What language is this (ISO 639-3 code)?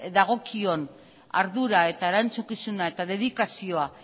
eus